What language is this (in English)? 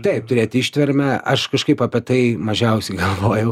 Lithuanian